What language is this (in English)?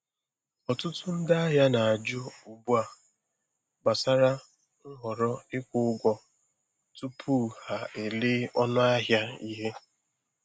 Igbo